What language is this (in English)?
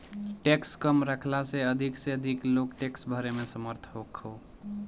Bhojpuri